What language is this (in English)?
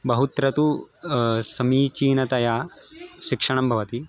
Sanskrit